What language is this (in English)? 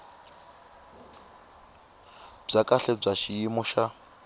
Tsonga